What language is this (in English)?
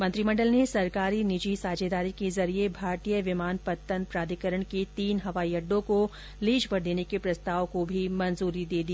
Hindi